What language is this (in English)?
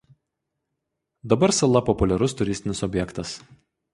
Lithuanian